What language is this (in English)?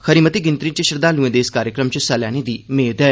Dogri